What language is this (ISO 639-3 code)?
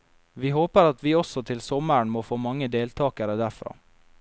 nor